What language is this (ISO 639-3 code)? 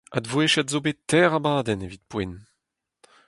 bre